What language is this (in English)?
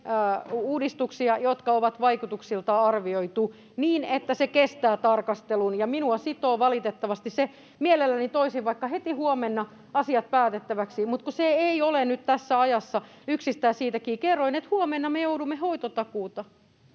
Finnish